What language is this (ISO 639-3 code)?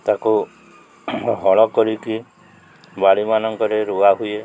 ori